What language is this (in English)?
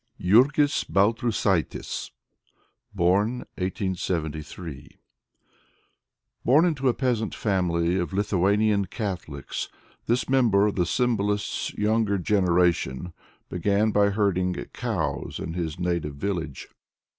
English